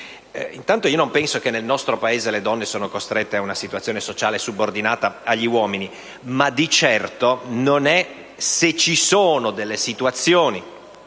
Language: Italian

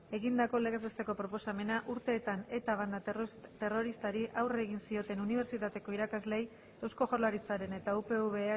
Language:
Basque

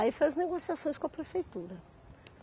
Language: Portuguese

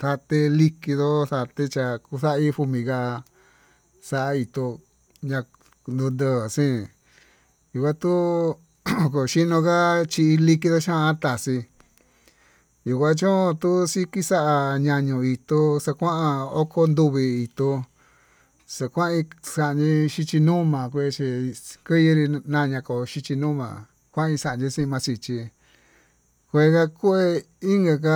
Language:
Tututepec Mixtec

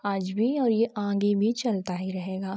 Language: Hindi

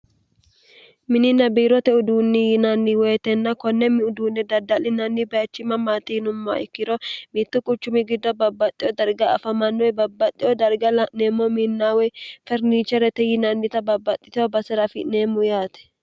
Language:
Sidamo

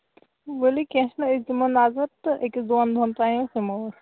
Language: Kashmiri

